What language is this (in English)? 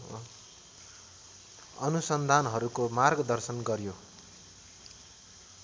Nepali